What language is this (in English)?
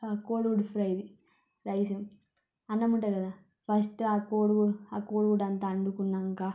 Telugu